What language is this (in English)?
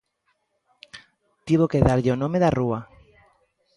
Galician